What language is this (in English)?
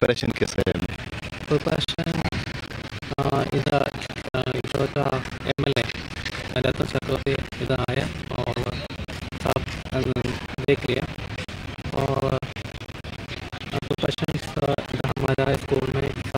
Kannada